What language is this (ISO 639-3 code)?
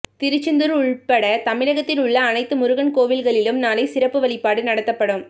tam